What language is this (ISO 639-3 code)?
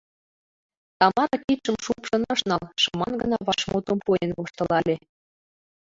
chm